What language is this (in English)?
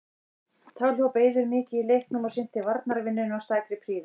Icelandic